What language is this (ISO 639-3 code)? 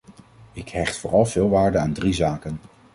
nld